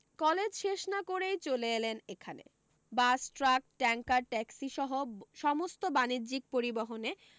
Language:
Bangla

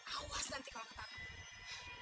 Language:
Indonesian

